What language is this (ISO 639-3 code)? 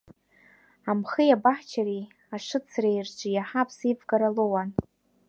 abk